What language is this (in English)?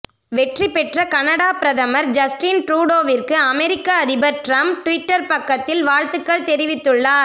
Tamil